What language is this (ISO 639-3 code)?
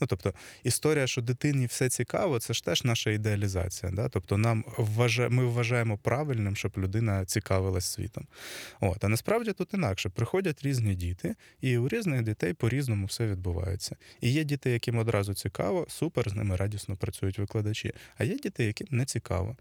ukr